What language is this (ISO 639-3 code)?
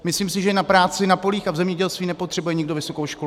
ces